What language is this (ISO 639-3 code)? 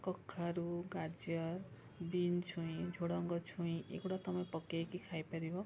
ori